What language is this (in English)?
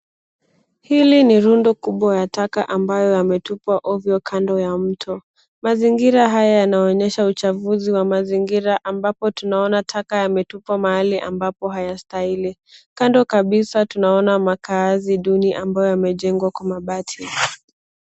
Swahili